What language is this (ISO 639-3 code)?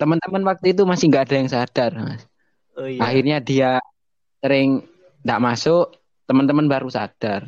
ind